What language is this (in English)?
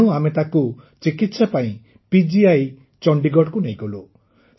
Odia